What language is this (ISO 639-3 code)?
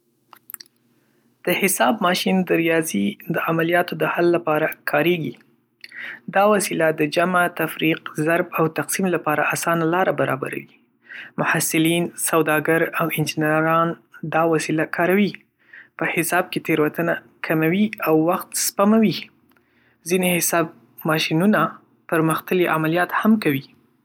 pus